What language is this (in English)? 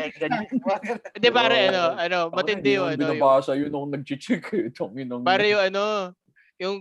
Filipino